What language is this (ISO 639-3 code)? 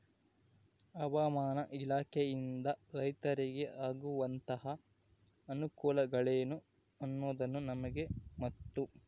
kan